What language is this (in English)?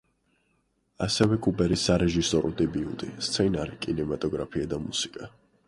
Georgian